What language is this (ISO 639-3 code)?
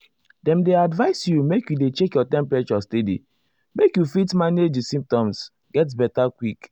pcm